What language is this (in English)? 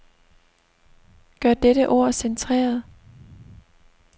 Danish